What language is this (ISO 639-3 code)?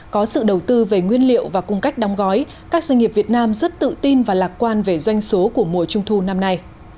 vie